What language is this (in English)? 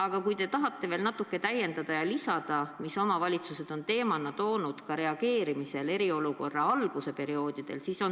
Estonian